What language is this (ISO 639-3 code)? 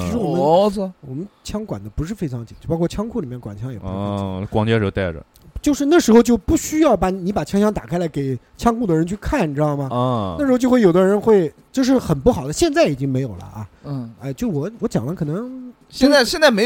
zho